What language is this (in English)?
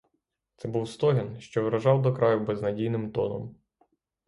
Ukrainian